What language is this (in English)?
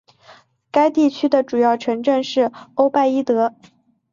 Chinese